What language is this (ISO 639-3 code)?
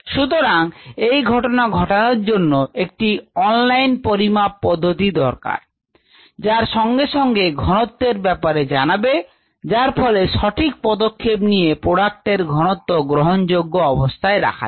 ben